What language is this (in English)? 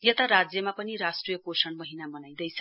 Nepali